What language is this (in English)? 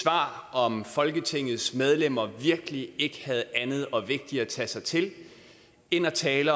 Danish